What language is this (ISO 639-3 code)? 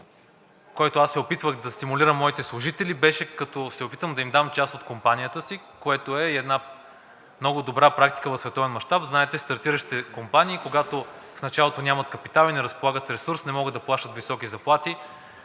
bul